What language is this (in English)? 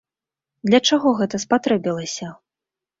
Belarusian